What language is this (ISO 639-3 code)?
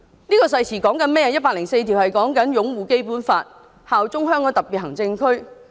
yue